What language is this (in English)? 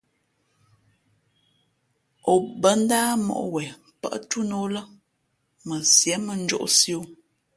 Fe'fe'